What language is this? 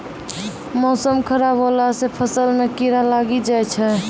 Maithili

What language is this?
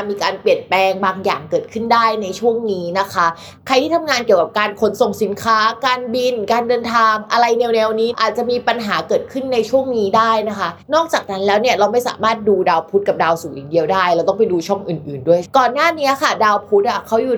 Thai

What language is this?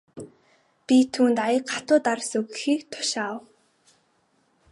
Mongolian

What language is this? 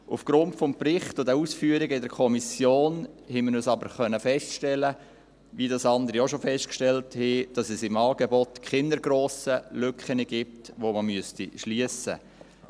Swiss German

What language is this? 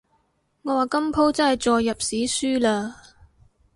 Cantonese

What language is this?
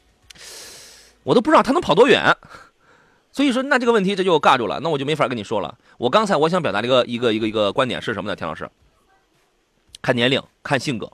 Chinese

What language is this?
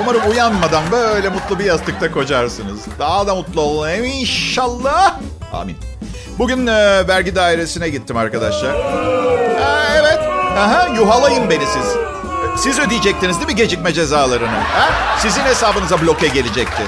Turkish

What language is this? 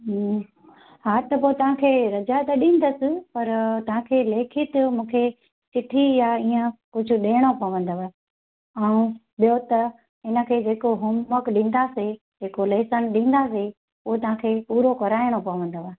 Sindhi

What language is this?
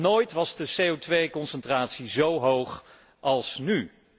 Dutch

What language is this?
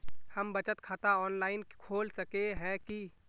Magahi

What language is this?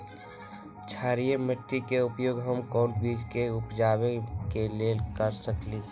Magahi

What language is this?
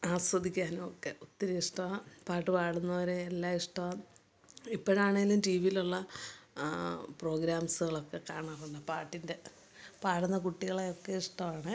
Malayalam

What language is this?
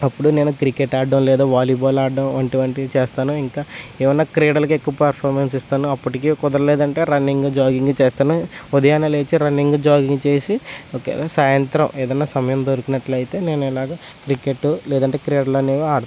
Telugu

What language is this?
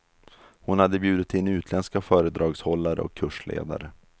Swedish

